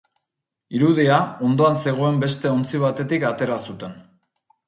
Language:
Basque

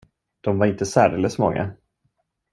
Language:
Swedish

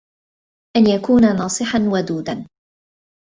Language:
Arabic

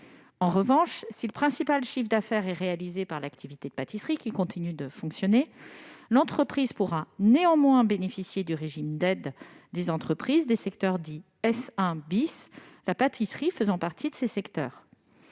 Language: French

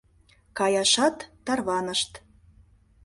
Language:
Mari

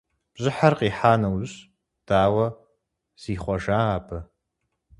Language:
Kabardian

